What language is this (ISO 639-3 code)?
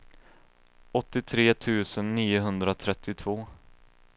swe